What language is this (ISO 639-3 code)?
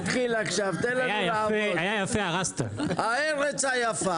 heb